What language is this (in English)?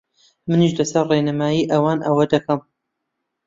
Central Kurdish